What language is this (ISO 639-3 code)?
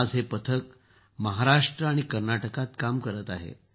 mar